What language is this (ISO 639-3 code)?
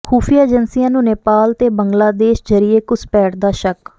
pan